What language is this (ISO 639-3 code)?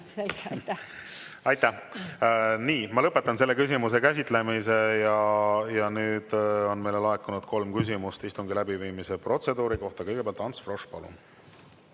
est